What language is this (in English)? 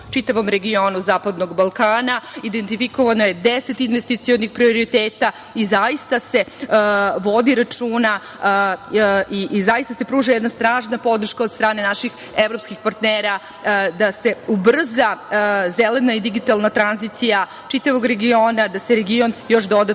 Serbian